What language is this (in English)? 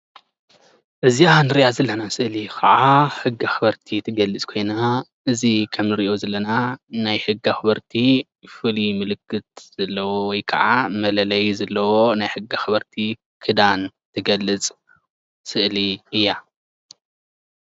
Tigrinya